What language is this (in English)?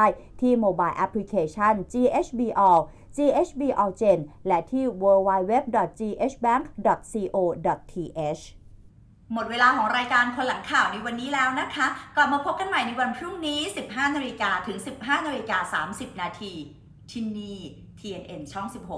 Thai